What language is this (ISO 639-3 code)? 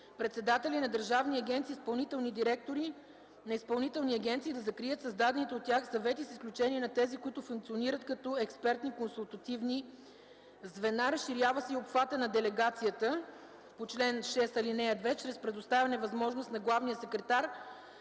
bul